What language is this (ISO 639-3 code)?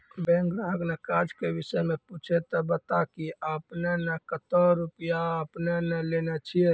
mai